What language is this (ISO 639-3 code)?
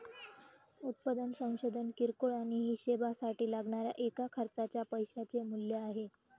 mar